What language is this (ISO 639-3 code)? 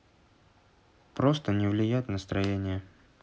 rus